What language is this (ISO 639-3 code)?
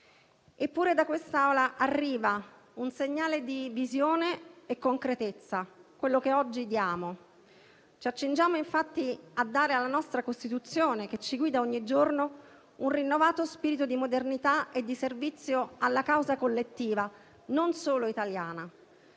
ita